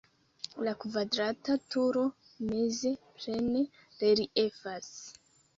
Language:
Esperanto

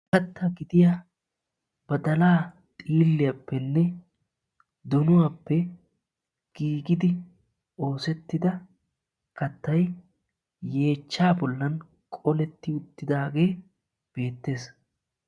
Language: Wolaytta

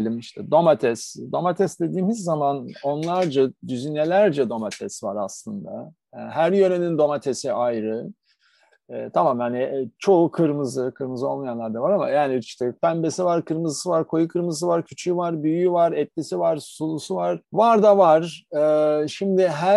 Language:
Turkish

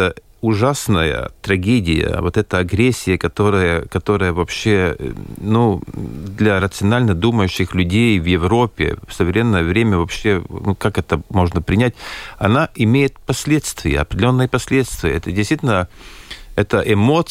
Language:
Russian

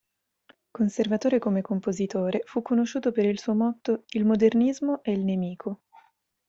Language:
Italian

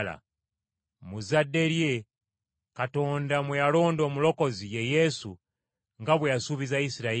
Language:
Ganda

